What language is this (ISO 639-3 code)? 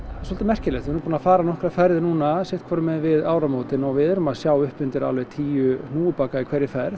isl